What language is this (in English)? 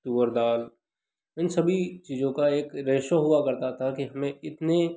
Hindi